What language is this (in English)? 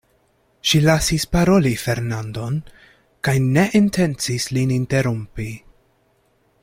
Esperanto